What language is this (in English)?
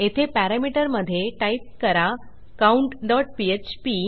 Marathi